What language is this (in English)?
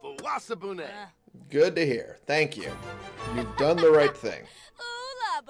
English